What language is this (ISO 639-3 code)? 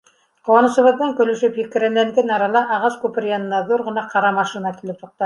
bak